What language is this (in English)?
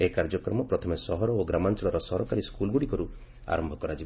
Odia